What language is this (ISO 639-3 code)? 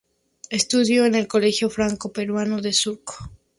spa